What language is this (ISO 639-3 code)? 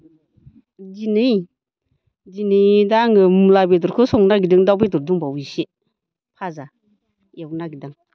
brx